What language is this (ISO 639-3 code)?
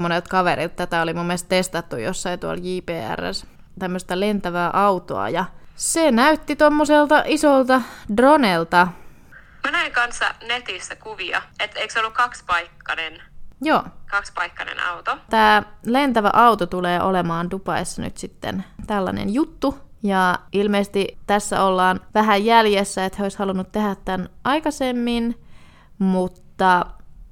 fin